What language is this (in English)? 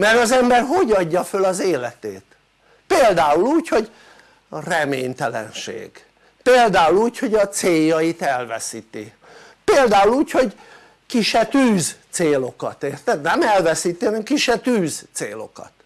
Hungarian